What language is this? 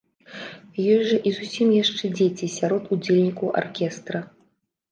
Belarusian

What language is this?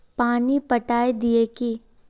Magahi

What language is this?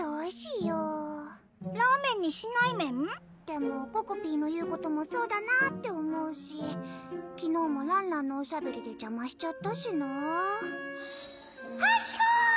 Japanese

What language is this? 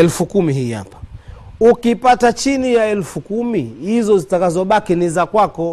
Swahili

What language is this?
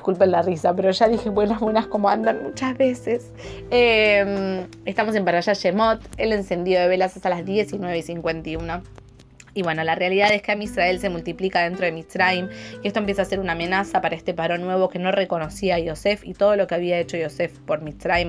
Spanish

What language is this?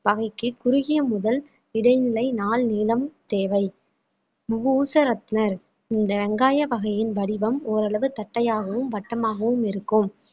Tamil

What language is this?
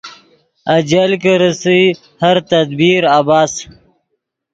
Yidgha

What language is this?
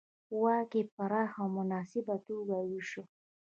Pashto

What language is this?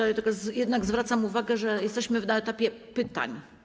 Polish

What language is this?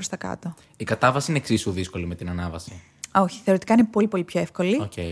Greek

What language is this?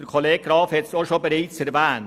Swiss German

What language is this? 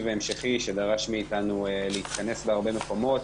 Hebrew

